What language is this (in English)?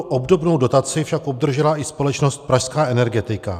Czech